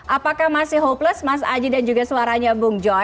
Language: Indonesian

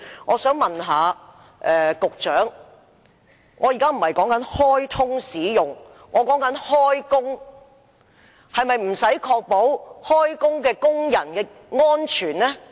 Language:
Cantonese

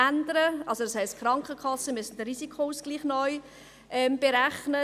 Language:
Swiss German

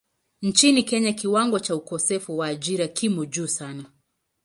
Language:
Swahili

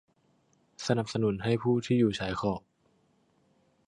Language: Thai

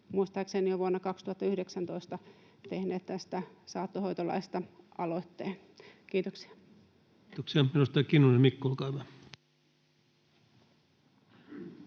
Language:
Finnish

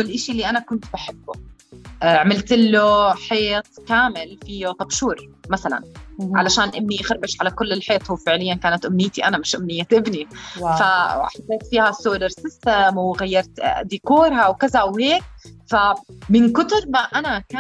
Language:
Arabic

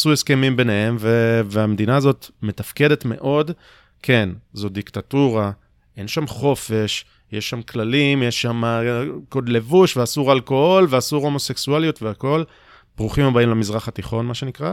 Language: Hebrew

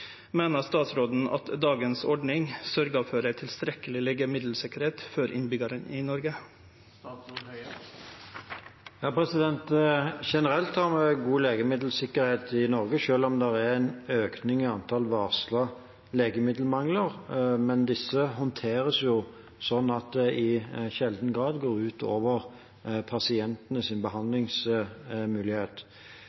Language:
Norwegian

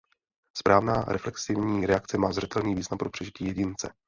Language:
Czech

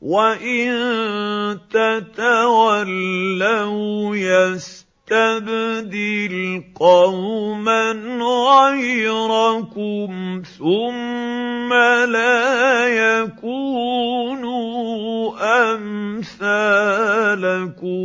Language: Arabic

